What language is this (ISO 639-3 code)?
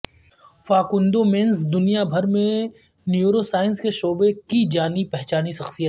urd